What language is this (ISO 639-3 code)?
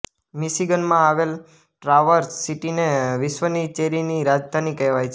guj